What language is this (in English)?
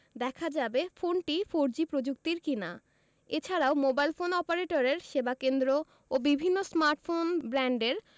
Bangla